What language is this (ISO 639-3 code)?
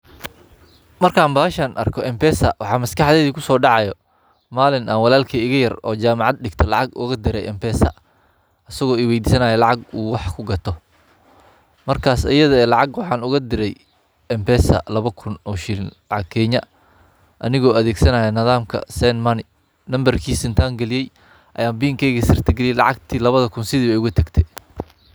som